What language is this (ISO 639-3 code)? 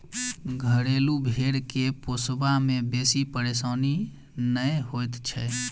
mai